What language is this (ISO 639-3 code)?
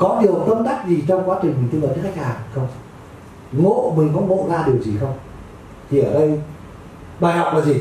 vie